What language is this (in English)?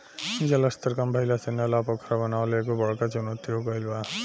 Bhojpuri